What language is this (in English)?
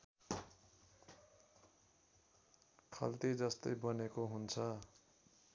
Nepali